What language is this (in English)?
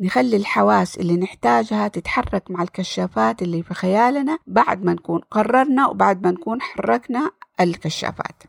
Arabic